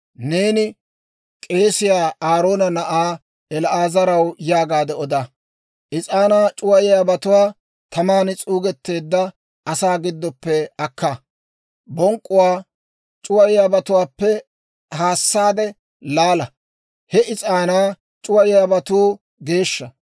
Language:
Dawro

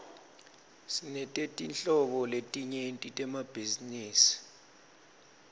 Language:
Swati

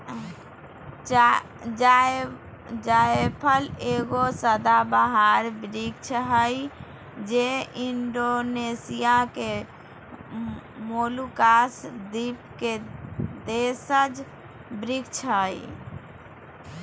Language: Magahi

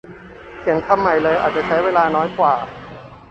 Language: Thai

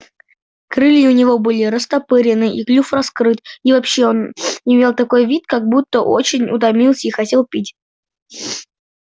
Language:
Russian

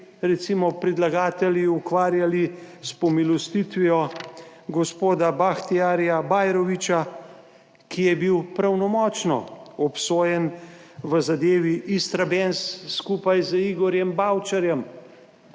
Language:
Slovenian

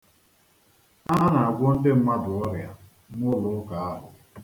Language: Igbo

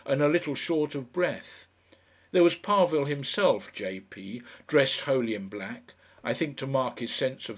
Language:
English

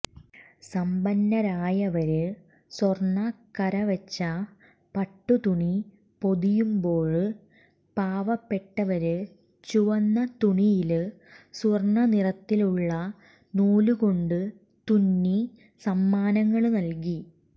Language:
Malayalam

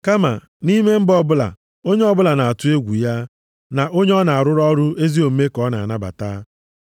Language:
Igbo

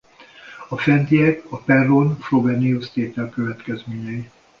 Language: Hungarian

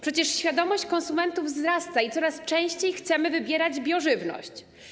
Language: Polish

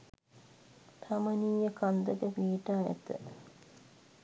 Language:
Sinhala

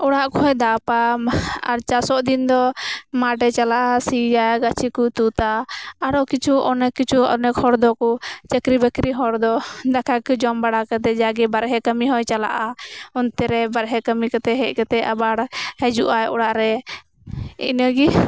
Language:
Santali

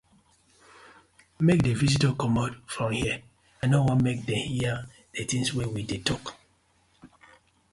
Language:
Nigerian Pidgin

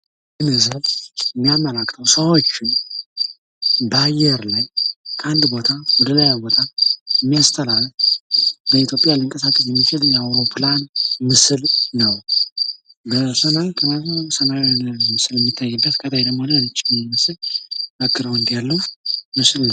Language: Amharic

